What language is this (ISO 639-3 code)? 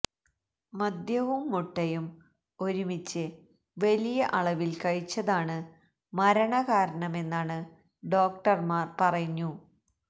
mal